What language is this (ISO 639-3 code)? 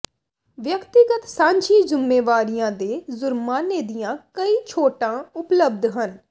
pan